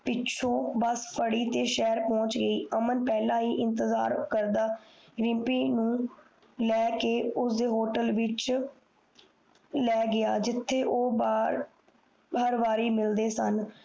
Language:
Punjabi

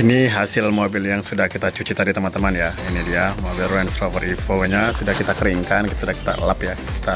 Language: Indonesian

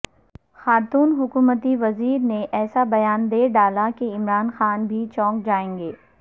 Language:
Urdu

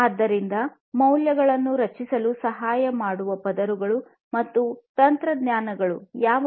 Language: Kannada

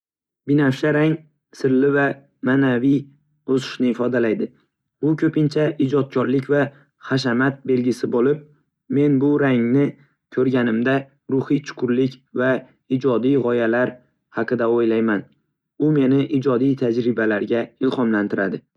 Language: Uzbek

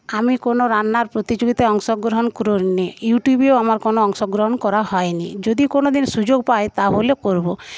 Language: Bangla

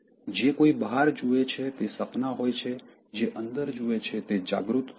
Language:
Gujarati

